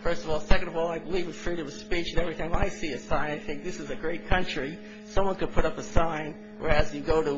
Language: English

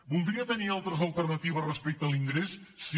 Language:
Catalan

